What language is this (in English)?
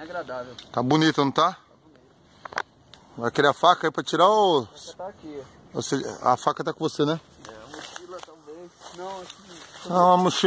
Portuguese